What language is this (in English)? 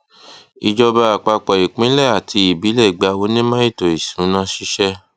Yoruba